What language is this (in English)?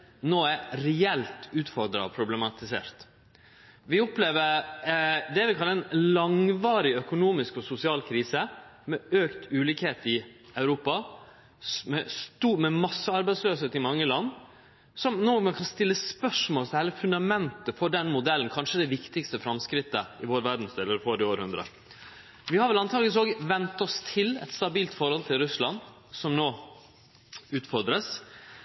Norwegian Nynorsk